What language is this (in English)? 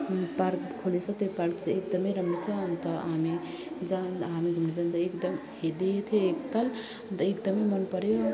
Nepali